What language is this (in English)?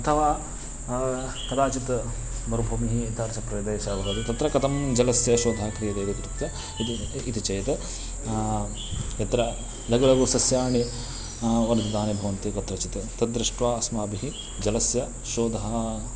Sanskrit